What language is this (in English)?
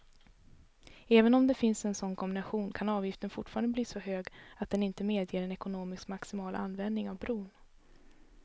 Swedish